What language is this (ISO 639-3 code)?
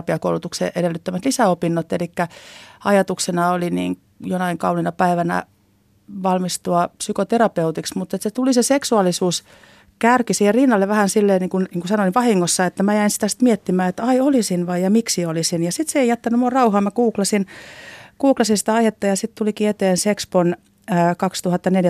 fin